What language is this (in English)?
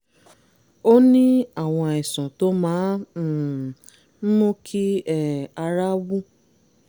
Yoruba